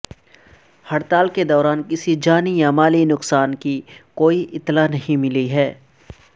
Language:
Urdu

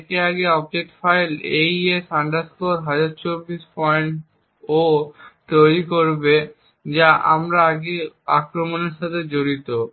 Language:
Bangla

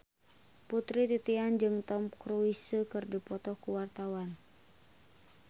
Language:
Sundanese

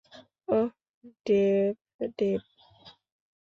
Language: Bangla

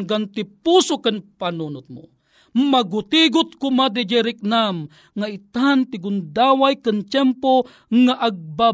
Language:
Filipino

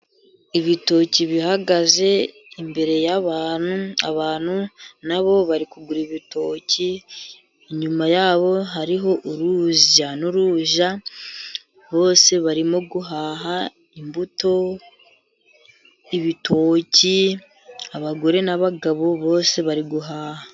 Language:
Kinyarwanda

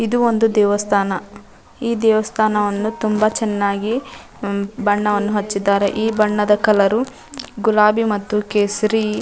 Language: Kannada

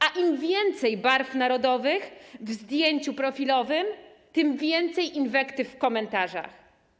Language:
Polish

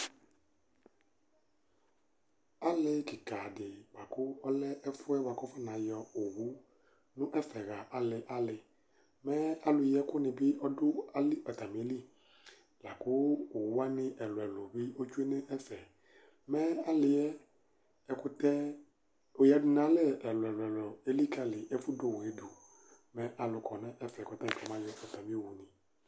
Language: Ikposo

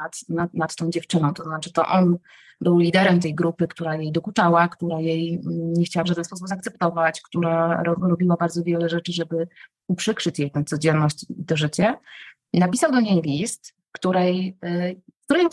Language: Polish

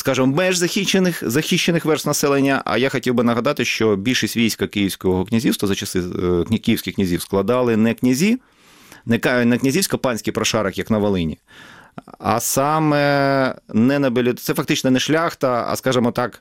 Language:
Ukrainian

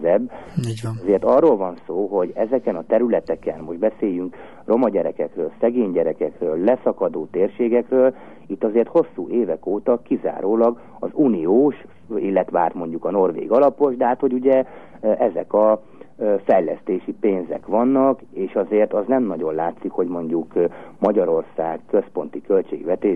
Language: Hungarian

